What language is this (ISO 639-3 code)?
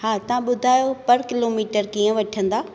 snd